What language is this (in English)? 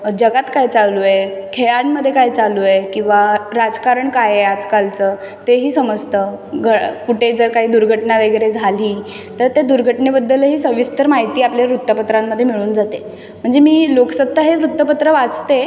Marathi